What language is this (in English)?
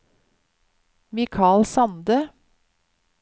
Norwegian